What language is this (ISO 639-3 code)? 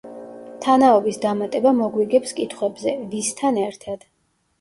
kat